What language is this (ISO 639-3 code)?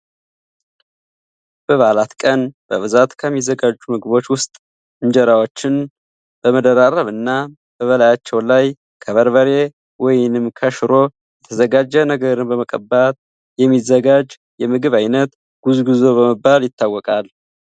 amh